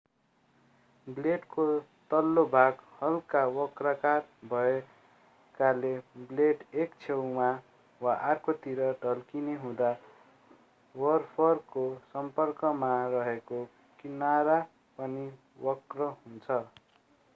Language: Nepali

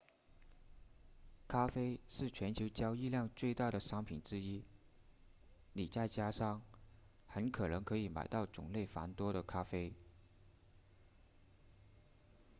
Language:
Chinese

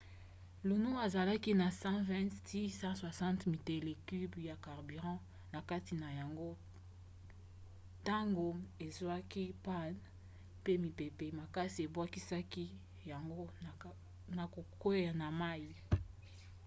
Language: Lingala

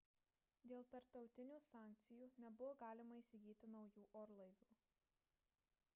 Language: Lithuanian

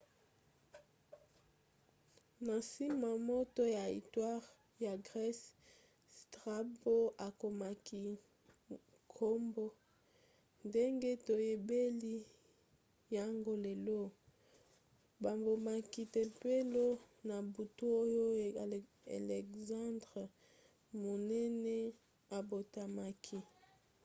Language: Lingala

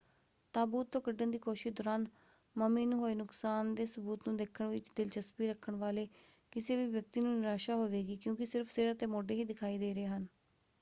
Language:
Punjabi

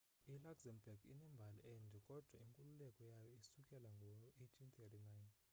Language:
Xhosa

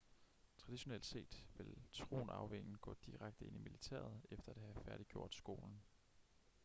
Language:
Danish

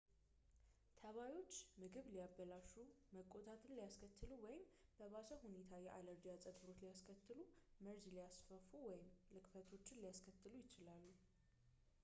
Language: Amharic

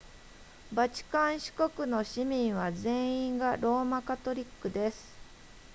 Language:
Japanese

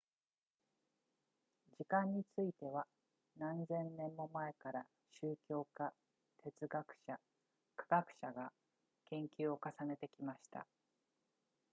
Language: Japanese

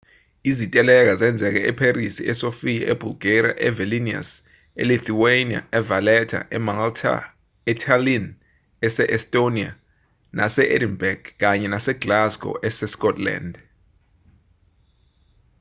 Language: Zulu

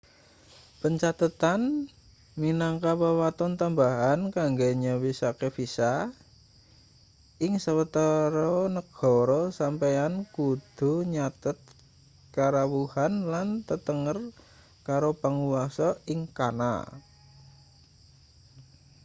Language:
Javanese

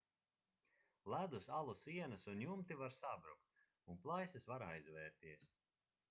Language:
Latvian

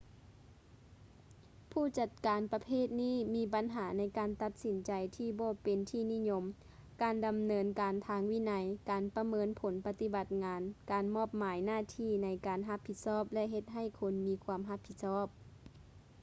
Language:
Lao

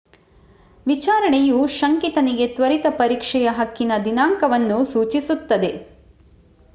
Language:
Kannada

